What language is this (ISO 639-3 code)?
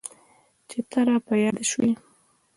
pus